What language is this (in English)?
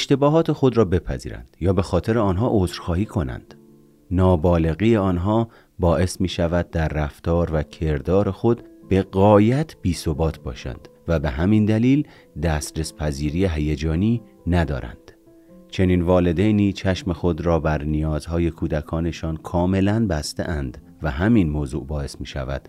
Persian